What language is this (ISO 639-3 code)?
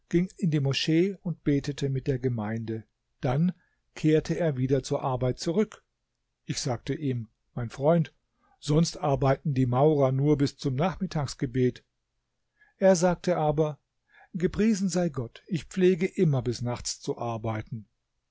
deu